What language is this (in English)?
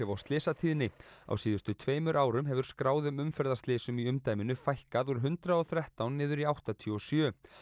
Icelandic